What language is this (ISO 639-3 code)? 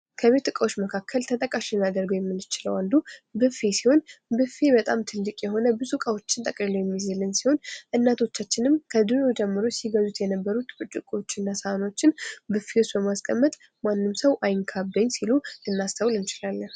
amh